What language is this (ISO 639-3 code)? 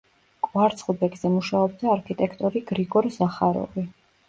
kat